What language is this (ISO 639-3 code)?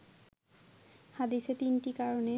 ben